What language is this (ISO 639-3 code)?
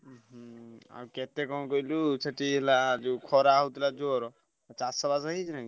ori